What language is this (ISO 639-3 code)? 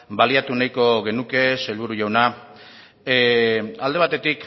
eus